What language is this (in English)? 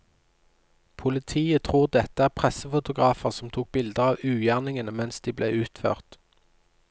Norwegian